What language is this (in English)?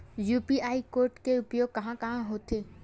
Chhattisgarhi